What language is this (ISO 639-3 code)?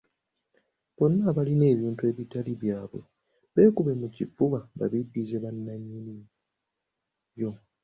lug